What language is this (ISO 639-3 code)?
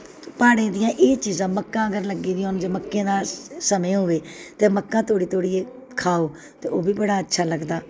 doi